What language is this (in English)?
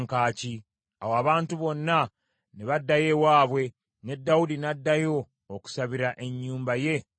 Ganda